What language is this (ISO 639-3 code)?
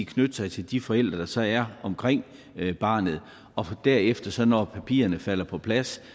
dan